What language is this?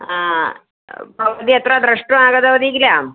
Sanskrit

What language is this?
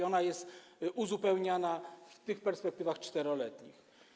Polish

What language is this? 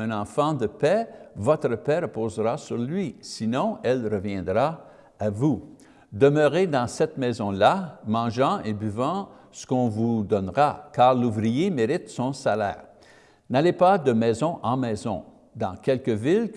French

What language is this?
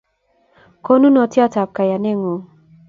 Kalenjin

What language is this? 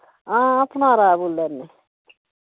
Dogri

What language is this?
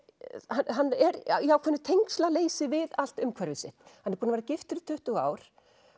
Icelandic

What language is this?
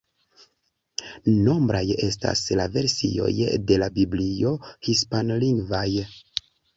Esperanto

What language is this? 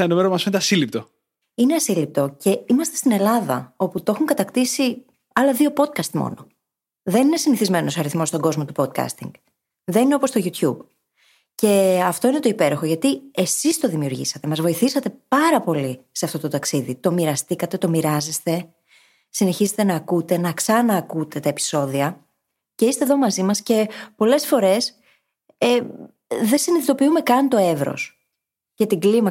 Greek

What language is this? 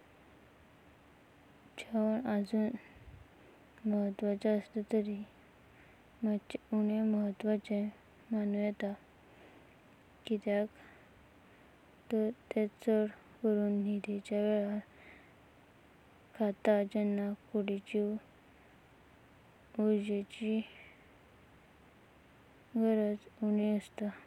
Konkani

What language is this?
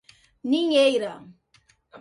Portuguese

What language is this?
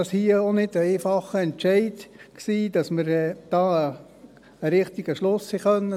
Swiss German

